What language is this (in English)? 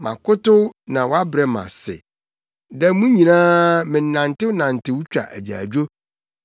Akan